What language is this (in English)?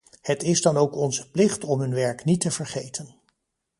Dutch